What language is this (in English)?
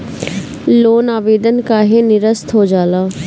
Bhojpuri